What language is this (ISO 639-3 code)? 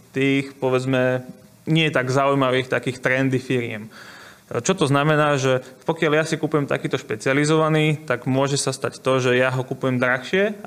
slk